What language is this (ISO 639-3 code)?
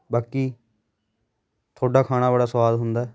pan